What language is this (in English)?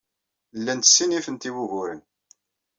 Kabyle